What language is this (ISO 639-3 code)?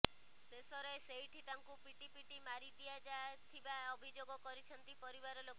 ori